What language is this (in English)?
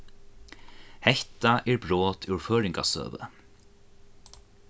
Faroese